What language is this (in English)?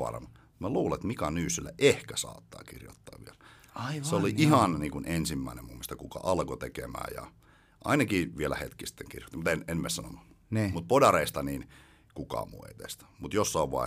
Finnish